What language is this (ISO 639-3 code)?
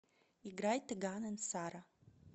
rus